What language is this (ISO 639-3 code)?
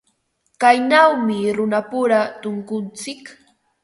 qva